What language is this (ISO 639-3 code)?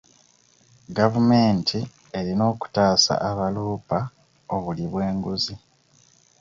lug